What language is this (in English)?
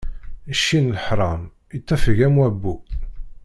Kabyle